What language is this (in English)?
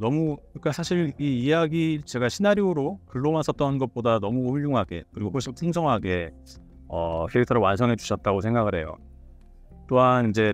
Korean